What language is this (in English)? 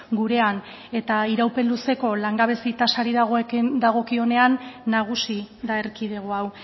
Basque